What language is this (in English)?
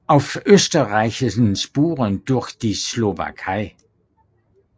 Danish